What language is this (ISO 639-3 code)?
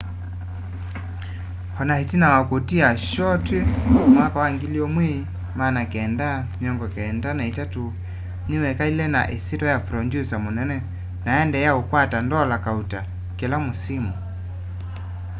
kam